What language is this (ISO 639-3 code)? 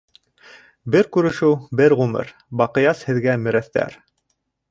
bak